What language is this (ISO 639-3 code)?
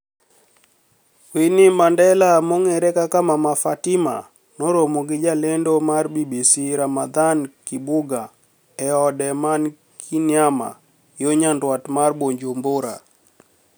luo